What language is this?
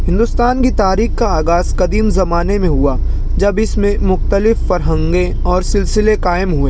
Urdu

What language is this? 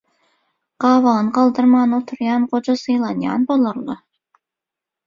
Turkmen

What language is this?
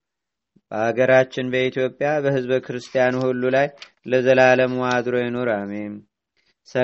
Amharic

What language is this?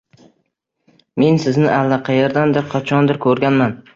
Uzbek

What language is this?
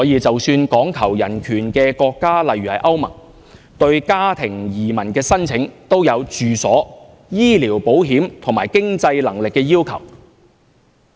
Cantonese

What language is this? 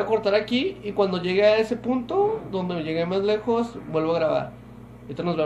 Spanish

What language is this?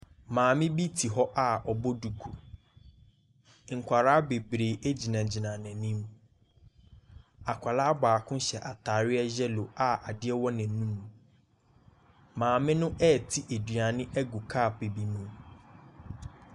Akan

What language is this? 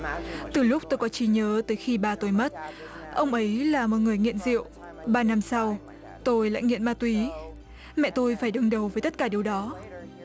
Vietnamese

